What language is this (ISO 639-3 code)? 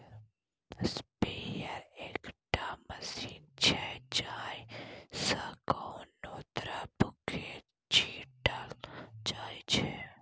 mai